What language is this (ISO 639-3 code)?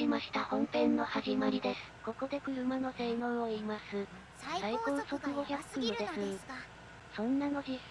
jpn